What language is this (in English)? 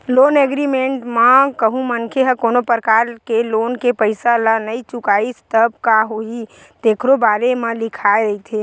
Chhattisgarhi